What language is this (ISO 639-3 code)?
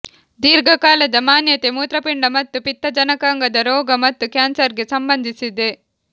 kan